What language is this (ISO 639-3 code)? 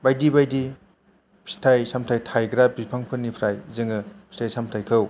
brx